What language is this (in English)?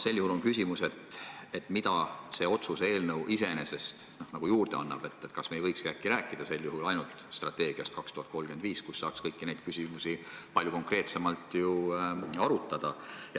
Estonian